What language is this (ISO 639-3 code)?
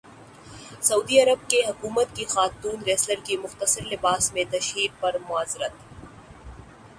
urd